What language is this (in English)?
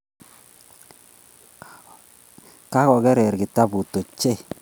Kalenjin